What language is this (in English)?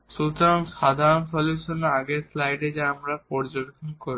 Bangla